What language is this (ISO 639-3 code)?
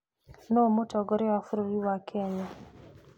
kik